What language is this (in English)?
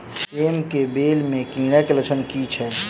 Maithili